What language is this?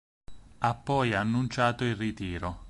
Italian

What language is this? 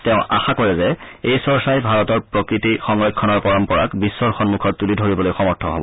Assamese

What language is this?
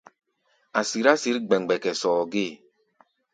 Gbaya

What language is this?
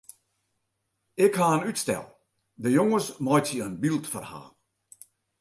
Western Frisian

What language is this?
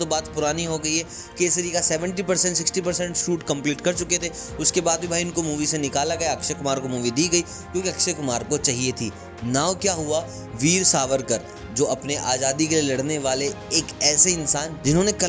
Hindi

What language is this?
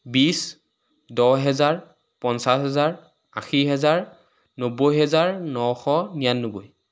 Assamese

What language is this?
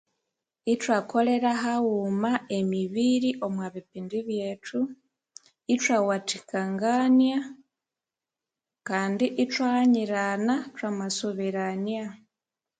Konzo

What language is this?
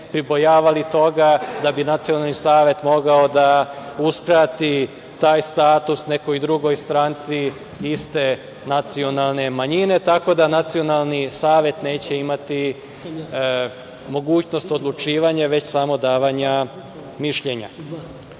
Serbian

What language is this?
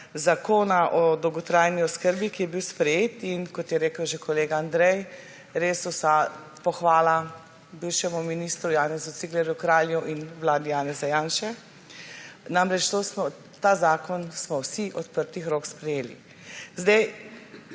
Slovenian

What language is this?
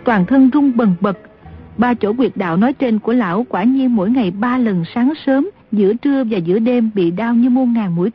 Vietnamese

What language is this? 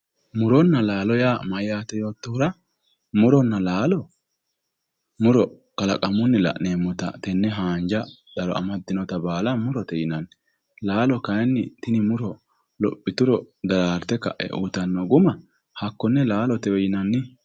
Sidamo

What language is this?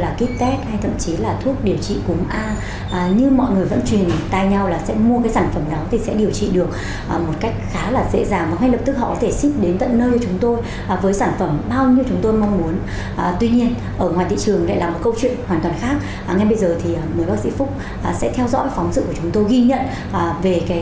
Vietnamese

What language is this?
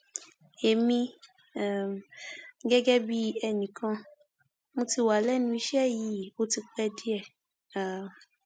Yoruba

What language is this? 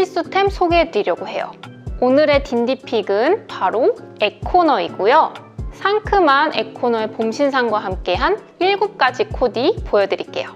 Korean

